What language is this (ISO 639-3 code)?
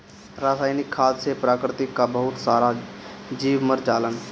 bho